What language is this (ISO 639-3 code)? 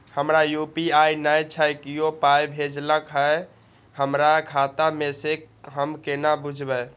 mai